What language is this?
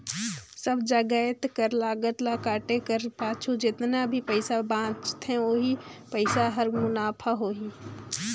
Chhattisgarhi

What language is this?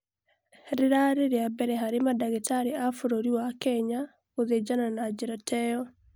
Kikuyu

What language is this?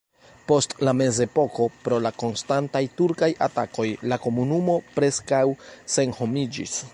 Esperanto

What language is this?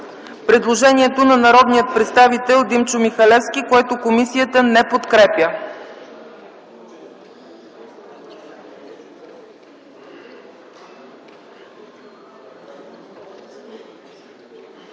Bulgarian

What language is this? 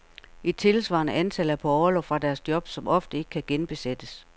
Danish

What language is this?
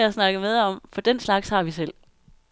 Danish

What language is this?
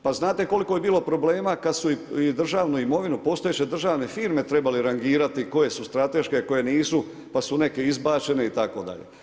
Croatian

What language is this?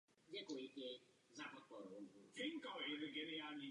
Czech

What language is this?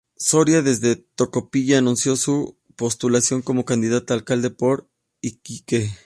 Spanish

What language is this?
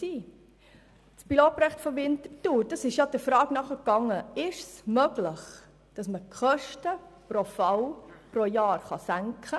Swiss German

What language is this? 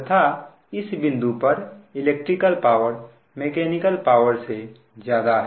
Hindi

